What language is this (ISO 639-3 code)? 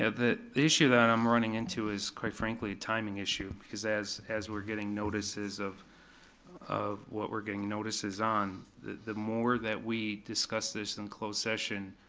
eng